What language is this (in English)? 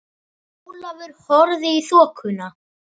Icelandic